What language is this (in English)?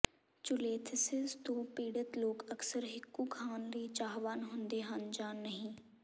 Punjabi